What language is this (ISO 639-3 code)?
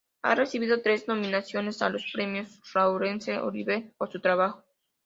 spa